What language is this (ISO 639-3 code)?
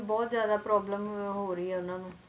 pan